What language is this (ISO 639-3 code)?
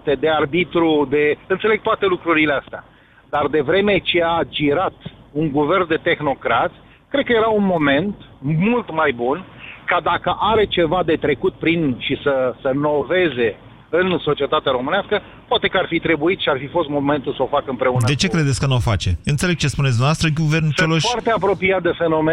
ron